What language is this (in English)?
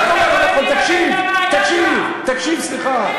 Hebrew